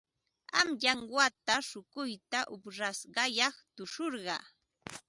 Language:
Ambo-Pasco Quechua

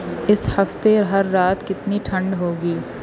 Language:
Urdu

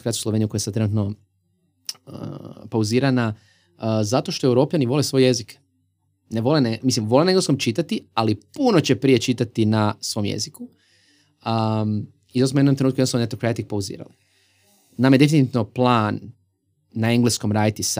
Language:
Croatian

